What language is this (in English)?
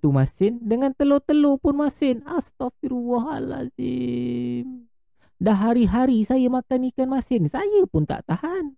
Malay